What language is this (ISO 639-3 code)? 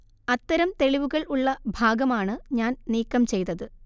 mal